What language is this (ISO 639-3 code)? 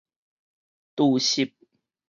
nan